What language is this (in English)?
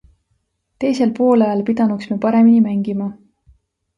Estonian